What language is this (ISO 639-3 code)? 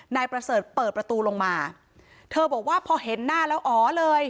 tha